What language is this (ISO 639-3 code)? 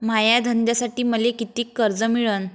mar